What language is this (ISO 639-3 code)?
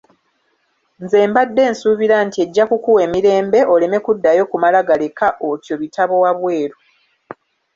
lug